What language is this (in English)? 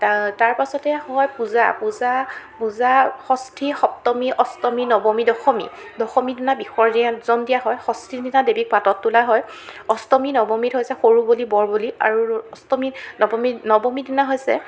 Assamese